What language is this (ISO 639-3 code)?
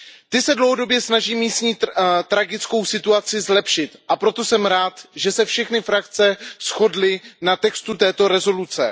ces